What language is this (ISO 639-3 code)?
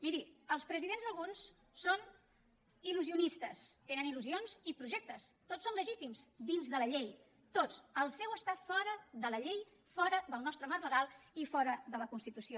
cat